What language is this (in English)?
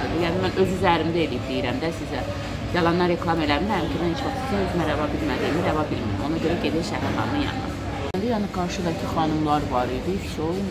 Turkish